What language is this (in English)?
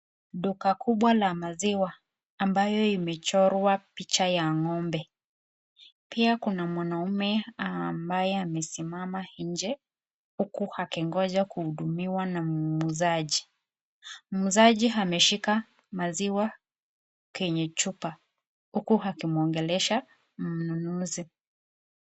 Swahili